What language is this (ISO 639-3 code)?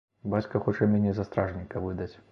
bel